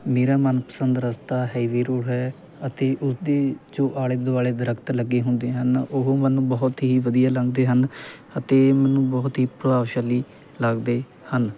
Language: Punjabi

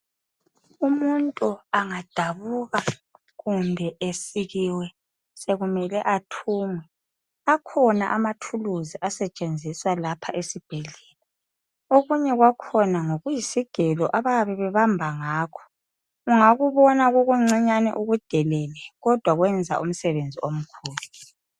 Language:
North Ndebele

